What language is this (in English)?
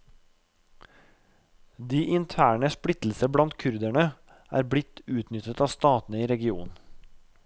Norwegian